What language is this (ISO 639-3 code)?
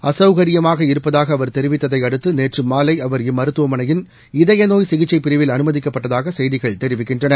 tam